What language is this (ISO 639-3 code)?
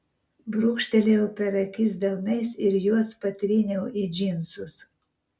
lit